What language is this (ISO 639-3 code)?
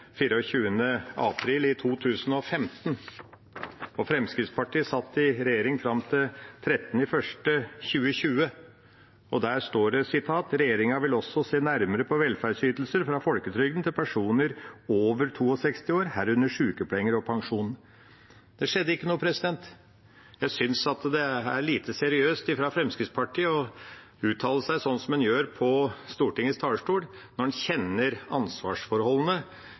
nob